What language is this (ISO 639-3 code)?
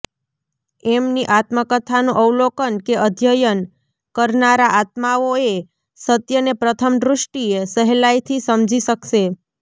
guj